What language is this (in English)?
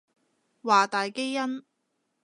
Cantonese